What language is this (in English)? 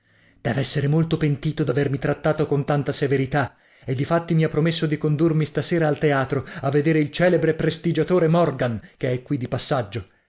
Italian